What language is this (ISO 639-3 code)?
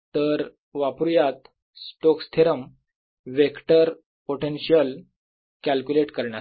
mar